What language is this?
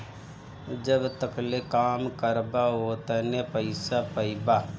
Bhojpuri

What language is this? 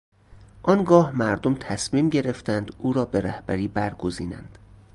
Persian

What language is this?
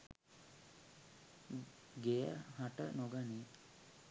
Sinhala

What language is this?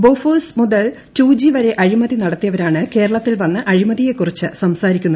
Malayalam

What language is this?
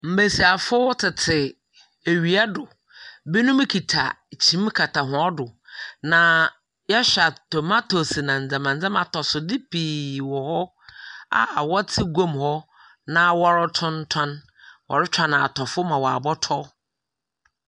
Akan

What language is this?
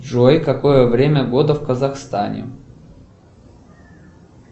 Russian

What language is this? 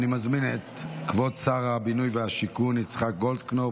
Hebrew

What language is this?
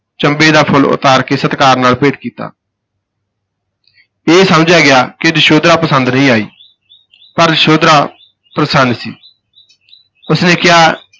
Punjabi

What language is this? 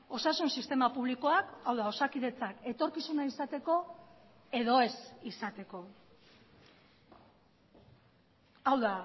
Basque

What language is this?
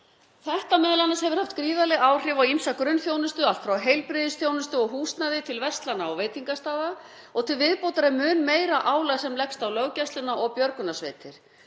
Icelandic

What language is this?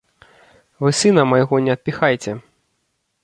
Belarusian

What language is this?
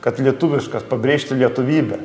Lithuanian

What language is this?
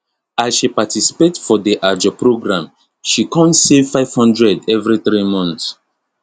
Nigerian Pidgin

